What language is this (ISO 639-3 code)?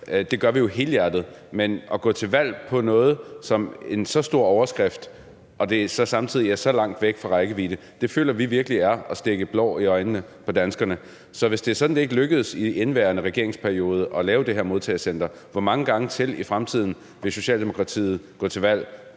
dan